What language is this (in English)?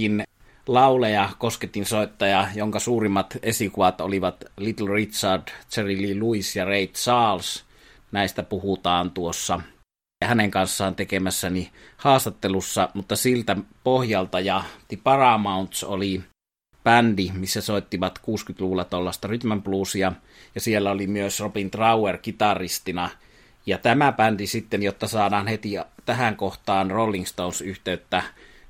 Finnish